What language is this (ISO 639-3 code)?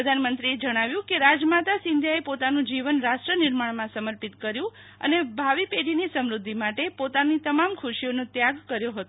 guj